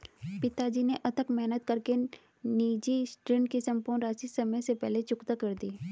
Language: Hindi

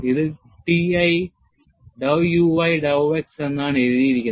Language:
Malayalam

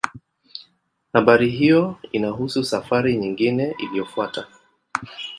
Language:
Swahili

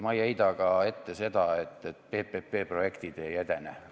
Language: Estonian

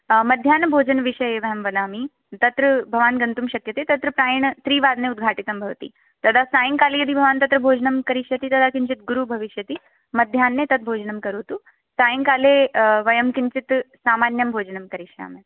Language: Sanskrit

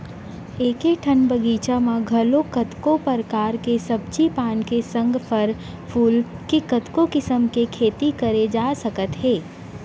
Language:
Chhattisgarhi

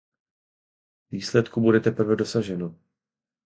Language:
Czech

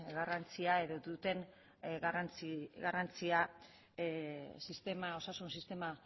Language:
Basque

